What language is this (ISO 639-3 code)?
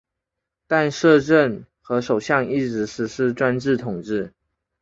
zho